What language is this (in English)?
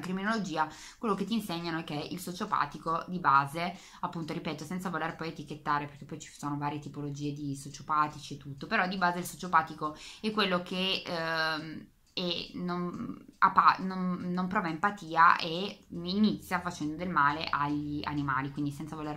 Italian